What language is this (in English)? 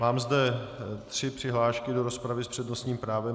Czech